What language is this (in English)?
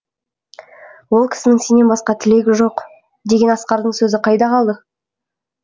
Kazakh